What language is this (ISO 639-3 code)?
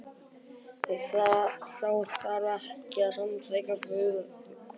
isl